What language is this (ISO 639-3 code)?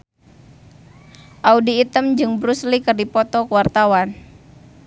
sun